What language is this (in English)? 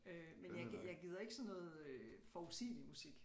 Danish